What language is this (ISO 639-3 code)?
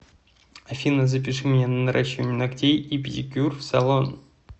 rus